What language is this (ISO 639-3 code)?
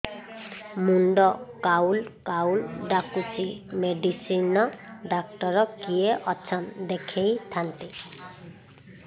ori